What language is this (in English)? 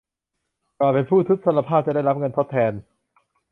Thai